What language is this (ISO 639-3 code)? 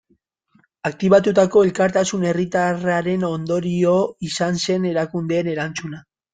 eus